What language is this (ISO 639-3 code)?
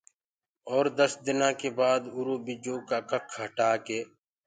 ggg